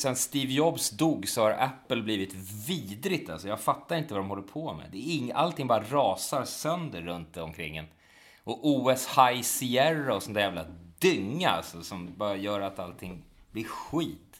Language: Swedish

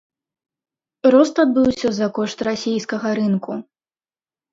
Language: Belarusian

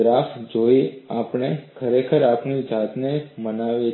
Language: Gujarati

